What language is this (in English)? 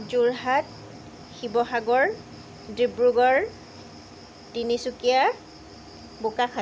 Assamese